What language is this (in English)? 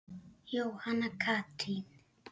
Icelandic